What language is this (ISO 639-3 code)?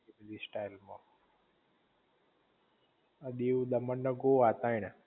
guj